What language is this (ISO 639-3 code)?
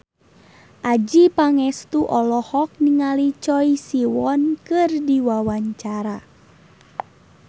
sun